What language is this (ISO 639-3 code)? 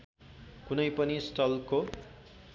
nep